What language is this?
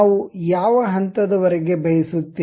Kannada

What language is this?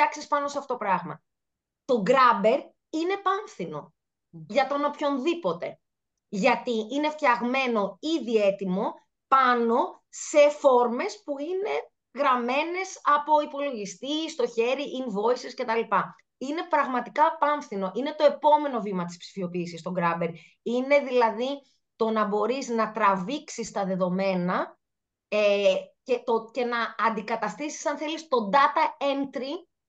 Greek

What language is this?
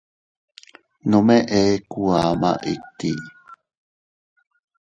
Teutila Cuicatec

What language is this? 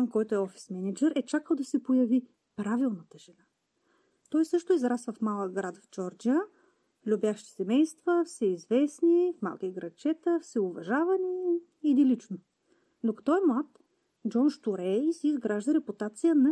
Bulgarian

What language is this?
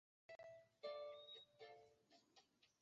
Chinese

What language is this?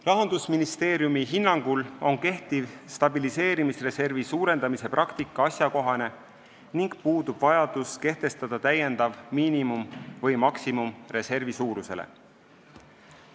Estonian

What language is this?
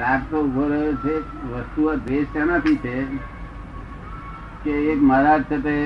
Gujarati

